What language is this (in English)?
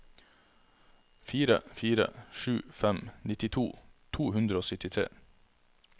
Norwegian